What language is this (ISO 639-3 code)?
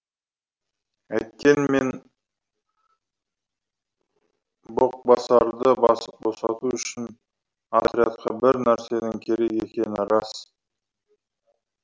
kaz